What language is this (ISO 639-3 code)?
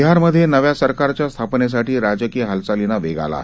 mar